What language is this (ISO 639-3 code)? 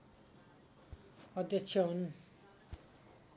nep